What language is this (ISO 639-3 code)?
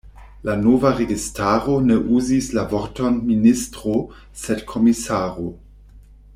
epo